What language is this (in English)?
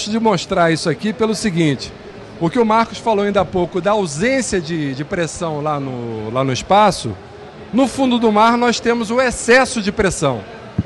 Portuguese